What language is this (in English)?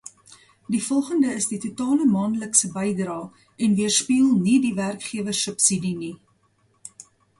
Afrikaans